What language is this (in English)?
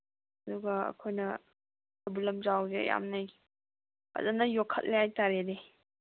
Manipuri